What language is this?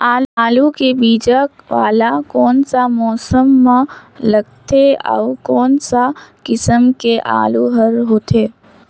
Chhattisgarhi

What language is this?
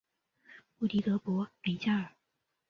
Chinese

